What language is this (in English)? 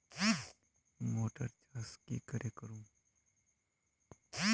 Magahi